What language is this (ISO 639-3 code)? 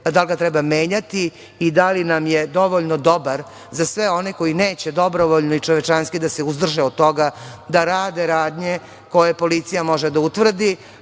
srp